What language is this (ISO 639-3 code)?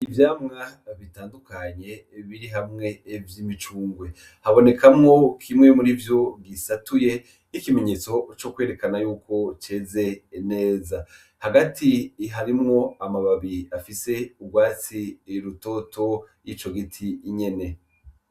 run